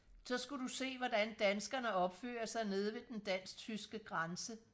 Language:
Danish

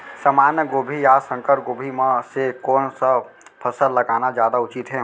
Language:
Chhattisgarhi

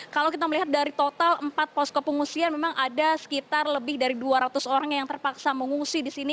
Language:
Indonesian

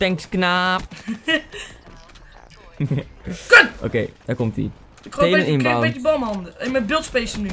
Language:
Dutch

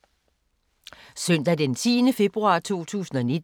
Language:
Danish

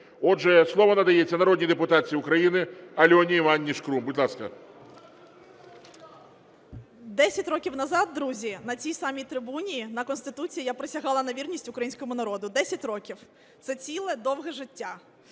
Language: Ukrainian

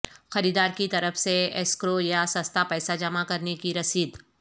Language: Urdu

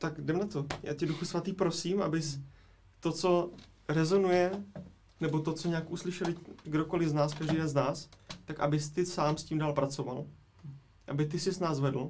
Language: Czech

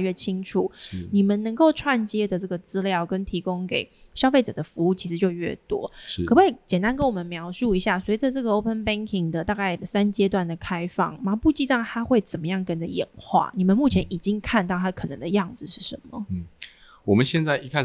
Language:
Chinese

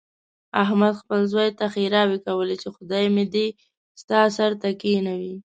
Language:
Pashto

